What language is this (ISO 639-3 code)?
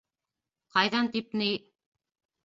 bak